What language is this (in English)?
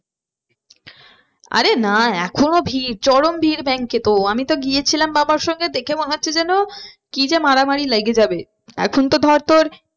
Bangla